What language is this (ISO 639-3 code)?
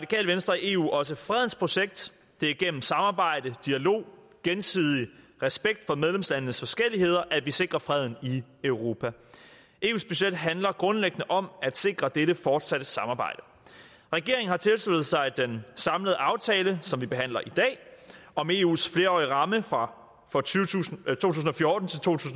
dan